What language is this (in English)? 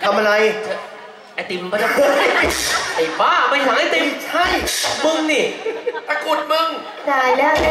Thai